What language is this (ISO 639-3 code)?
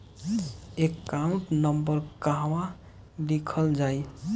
bho